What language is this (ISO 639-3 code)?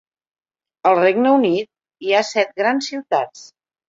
cat